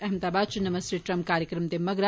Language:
Dogri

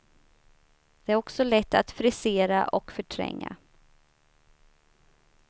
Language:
Swedish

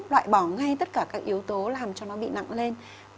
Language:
Vietnamese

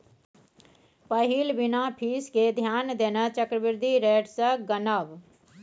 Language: Maithili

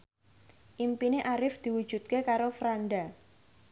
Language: Javanese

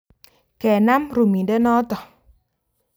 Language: Kalenjin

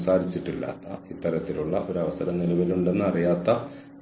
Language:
Malayalam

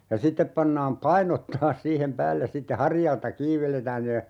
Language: Finnish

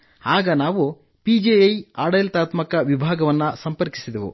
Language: Kannada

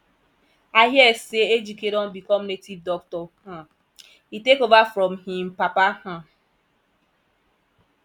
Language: Nigerian Pidgin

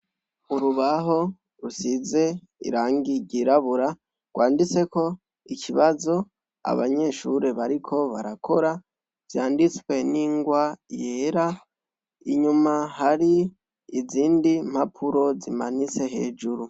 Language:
Rundi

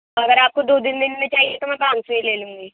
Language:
Urdu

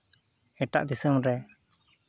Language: Santali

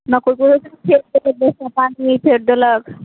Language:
Maithili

